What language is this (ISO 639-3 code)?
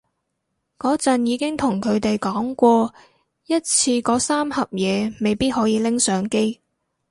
yue